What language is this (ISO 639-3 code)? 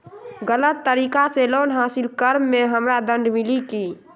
mag